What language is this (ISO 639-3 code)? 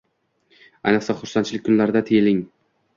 uzb